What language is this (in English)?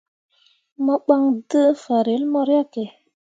Mundang